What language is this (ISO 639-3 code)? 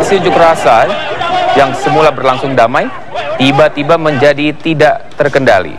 ind